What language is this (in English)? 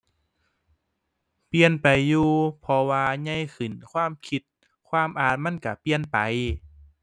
Thai